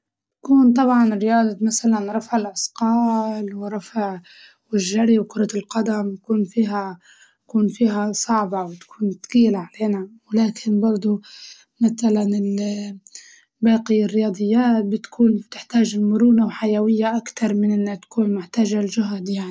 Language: Libyan Arabic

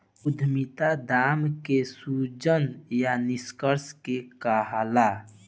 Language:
Bhojpuri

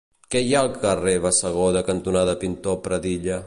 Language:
Catalan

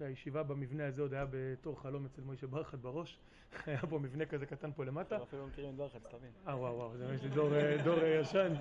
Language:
Hebrew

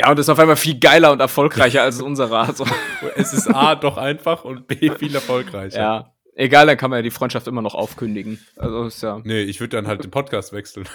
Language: German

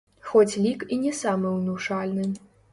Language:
Belarusian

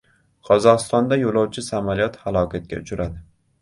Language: Uzbek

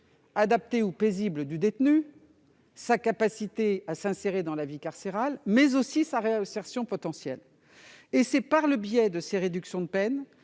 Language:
French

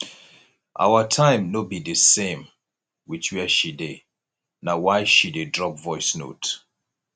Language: Nigerian Pidgin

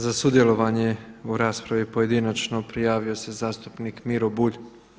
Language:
Croatian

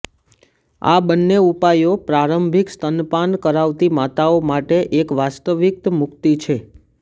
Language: Gujarati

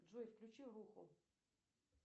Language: Russian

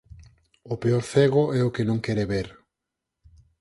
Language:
Galician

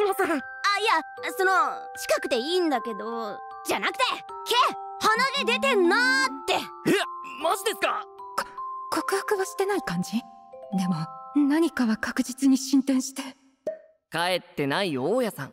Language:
Japanese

